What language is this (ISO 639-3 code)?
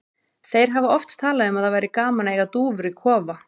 isl